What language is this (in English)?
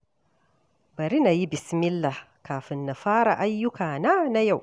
Hausa